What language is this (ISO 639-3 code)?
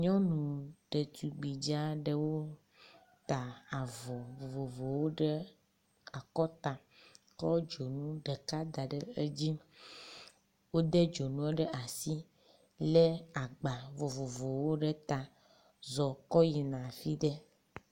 ewe